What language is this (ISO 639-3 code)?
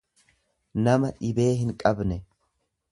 orm